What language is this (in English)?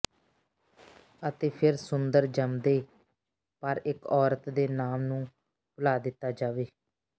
Punjabi